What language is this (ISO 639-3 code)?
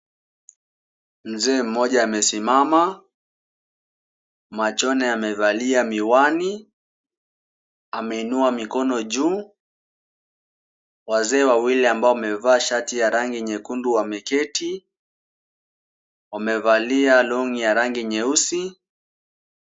swa